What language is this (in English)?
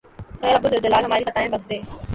Urdu